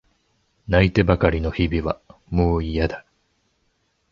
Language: Japanese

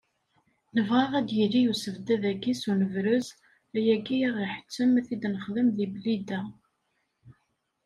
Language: Kabyle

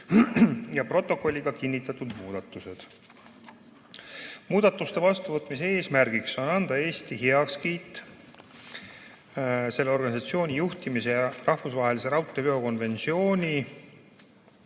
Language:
Estonian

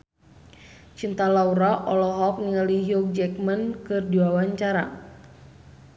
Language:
Sundanese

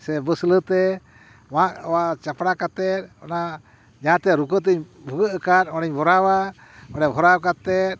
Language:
Santali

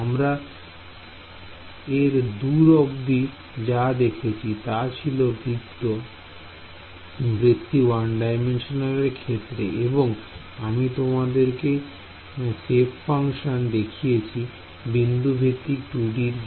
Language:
Bangla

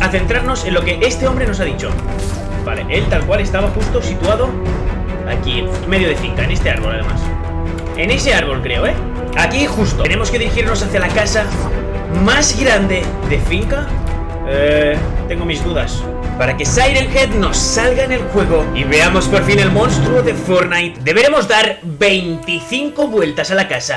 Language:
Spanish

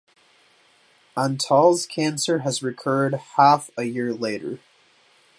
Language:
English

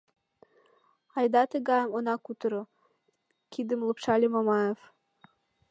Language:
Mari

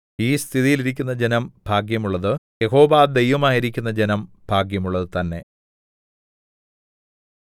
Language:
Malayalam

